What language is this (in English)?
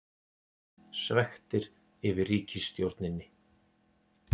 Icelandic